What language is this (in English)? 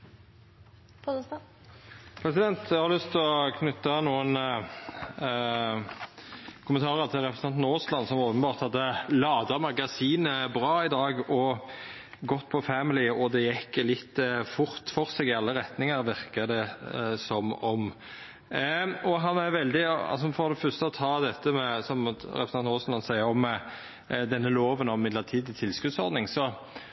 Norwegian Nynorsk